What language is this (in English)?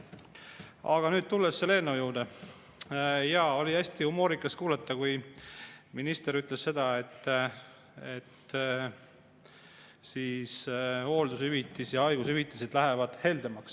Estonian